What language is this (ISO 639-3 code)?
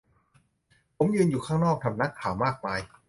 tha